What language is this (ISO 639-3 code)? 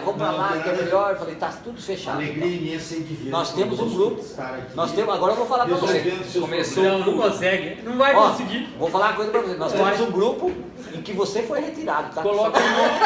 por